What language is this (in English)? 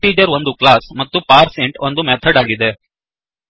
Kannada